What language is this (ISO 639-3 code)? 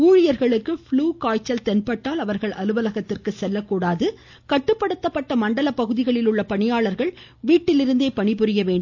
tam